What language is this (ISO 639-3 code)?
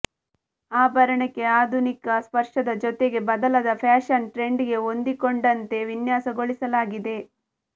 kan